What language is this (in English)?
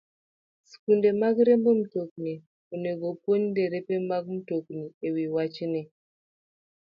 Luo (Kenya and Tanzania)